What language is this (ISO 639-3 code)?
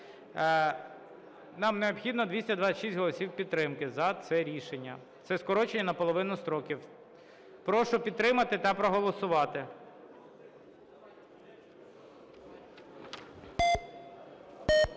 ukr